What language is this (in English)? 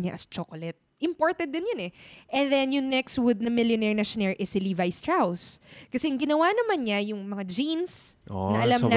Filipino